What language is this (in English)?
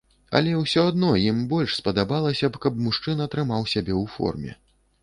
Belarusian